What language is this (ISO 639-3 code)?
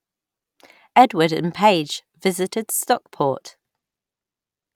eng